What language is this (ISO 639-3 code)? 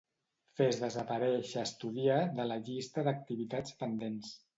cat